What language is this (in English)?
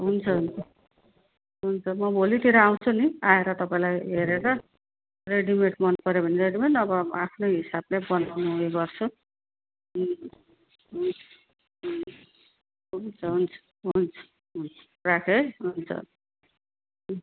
Nepali